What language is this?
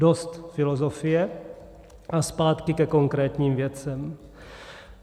Czech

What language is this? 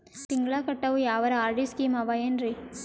Kannada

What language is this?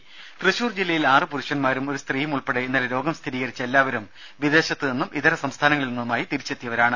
Malayalam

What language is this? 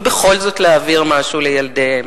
Hebrew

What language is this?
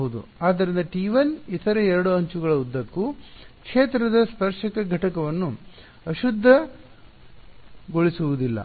Kannada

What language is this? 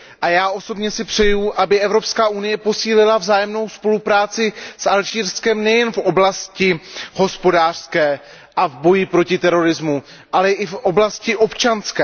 Czech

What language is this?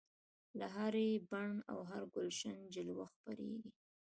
Pashto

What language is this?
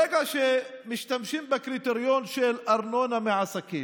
Hebrew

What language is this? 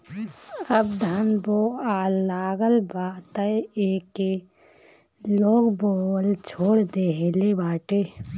Bhojpuri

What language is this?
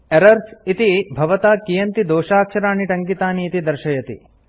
Sanskrit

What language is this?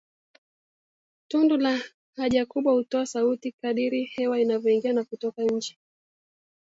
Swahili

